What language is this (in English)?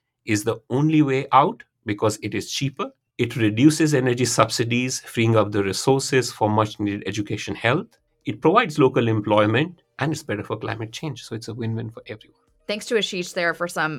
English